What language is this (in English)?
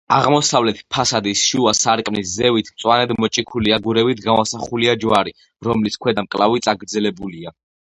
Georgian